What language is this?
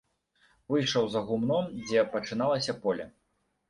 Belarusian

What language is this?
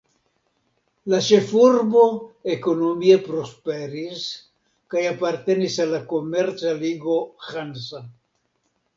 Esperanto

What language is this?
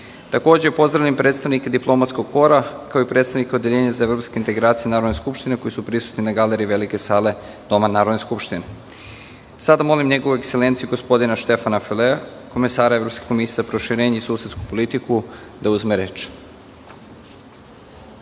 Serbian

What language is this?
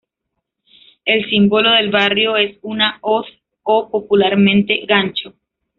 Spanish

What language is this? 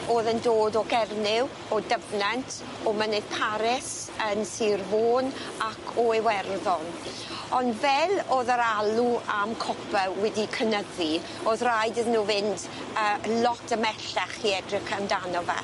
Welsh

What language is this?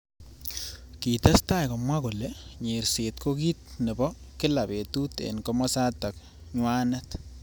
Kalenjin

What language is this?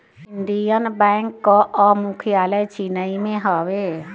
Bhojpuri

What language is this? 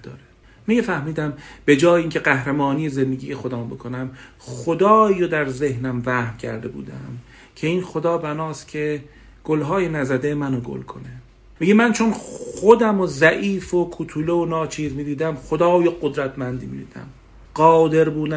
Persian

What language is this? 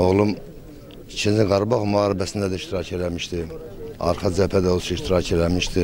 Turkish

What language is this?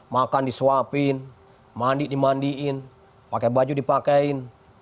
Indonesian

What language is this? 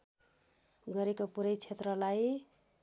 Nepali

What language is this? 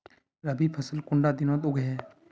Magahi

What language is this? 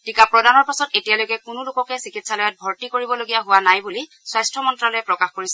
Assamese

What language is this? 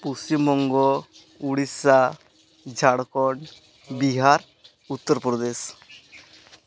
Santali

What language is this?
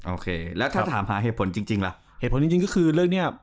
Thai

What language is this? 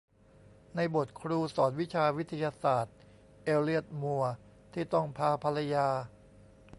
Thai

